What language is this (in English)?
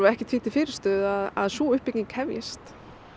Icelandic